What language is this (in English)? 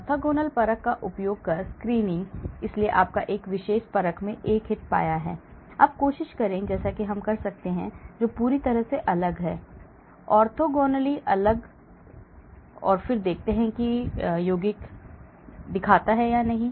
Hindi